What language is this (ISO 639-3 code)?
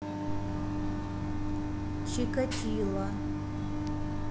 rus